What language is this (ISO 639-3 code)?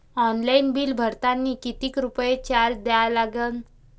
mar